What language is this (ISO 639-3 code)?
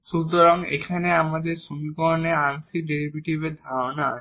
ben